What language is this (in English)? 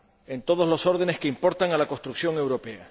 Spanish